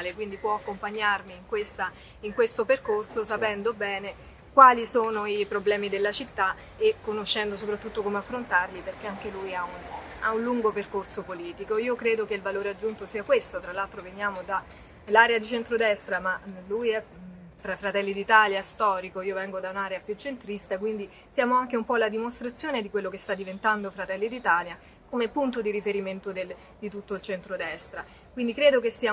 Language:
Italian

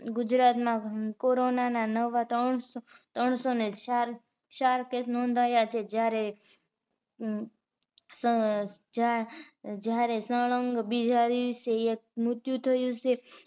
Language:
Gujarati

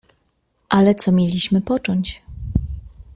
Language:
Polish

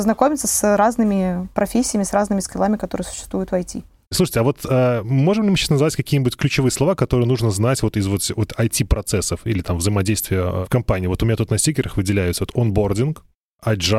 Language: Russian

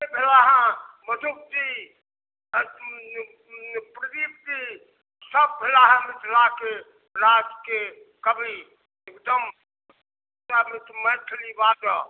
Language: Maithili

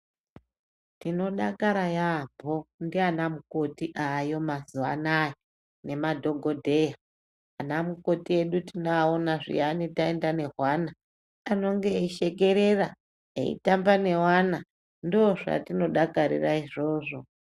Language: Ndau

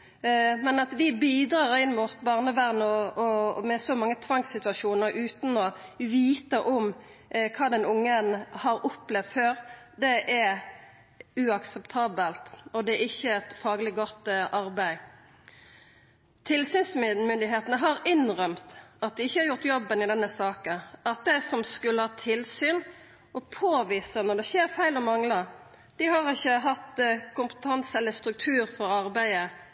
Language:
Norwegian Nynorsk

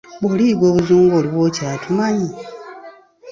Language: Ganda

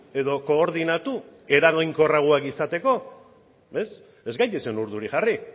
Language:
Basque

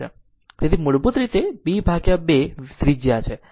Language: Gujarati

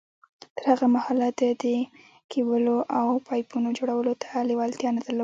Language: Pashto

